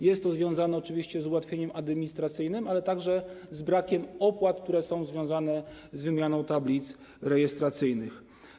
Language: Polish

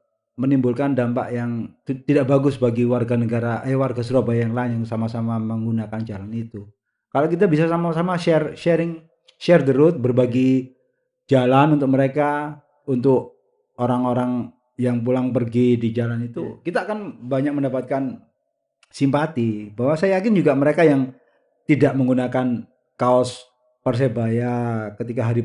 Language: Indonesian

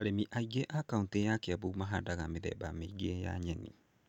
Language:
Kikuyu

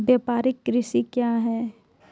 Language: Maithili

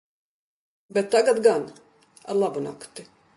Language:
Latvian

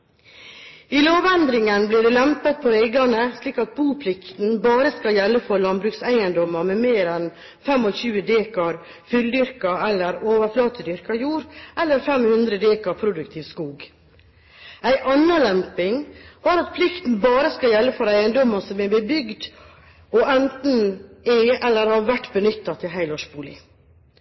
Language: Norwegian Bokmål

